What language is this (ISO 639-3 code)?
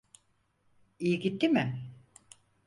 tur